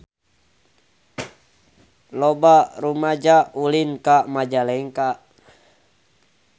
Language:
Sundanese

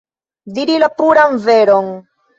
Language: Esperanto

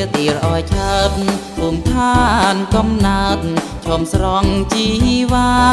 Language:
Thai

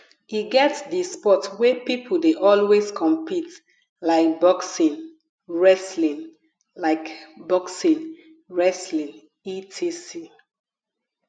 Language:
Nigerian Pidgin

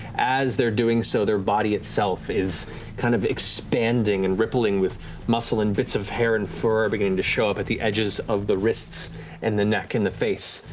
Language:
English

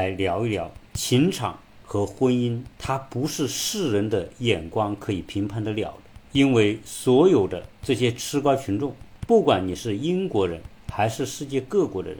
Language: Chinese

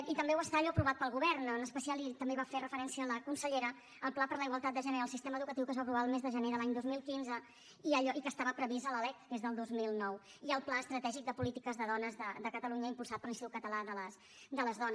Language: Catalan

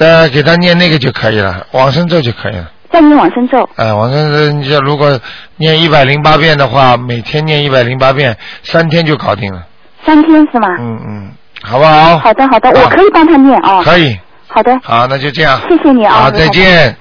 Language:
Chinese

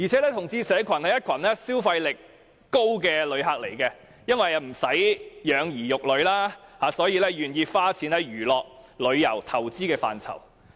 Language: Cantonese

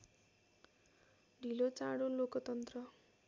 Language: Nepali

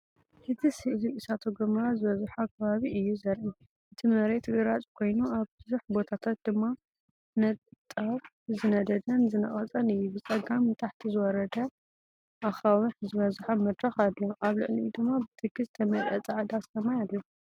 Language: Tigrinya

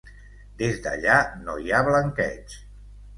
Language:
Catalan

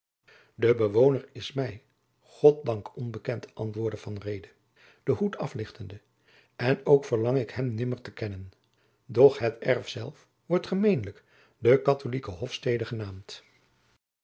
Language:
Dutch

